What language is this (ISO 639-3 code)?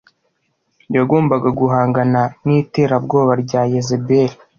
kin